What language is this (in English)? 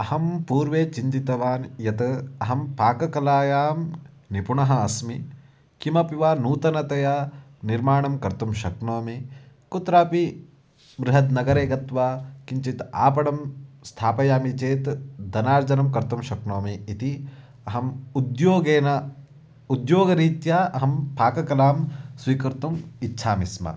Sanskrit